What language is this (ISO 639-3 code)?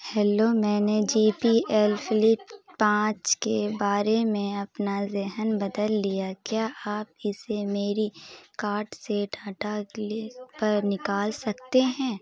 urd